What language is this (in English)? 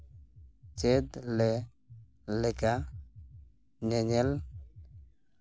Santali